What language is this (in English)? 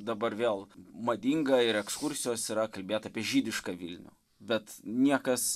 Lithuanian